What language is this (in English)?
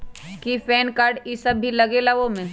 Magahi